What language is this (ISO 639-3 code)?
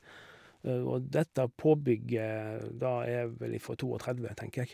nor